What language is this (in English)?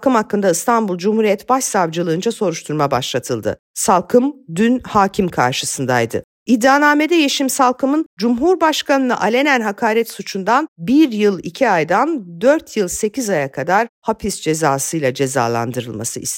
Turkish